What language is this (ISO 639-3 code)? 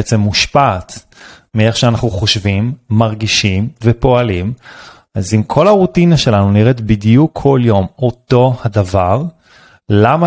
heb